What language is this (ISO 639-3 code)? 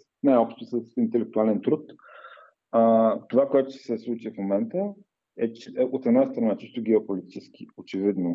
bul